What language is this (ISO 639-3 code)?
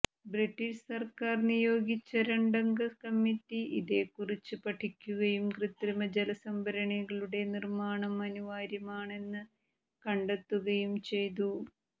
mal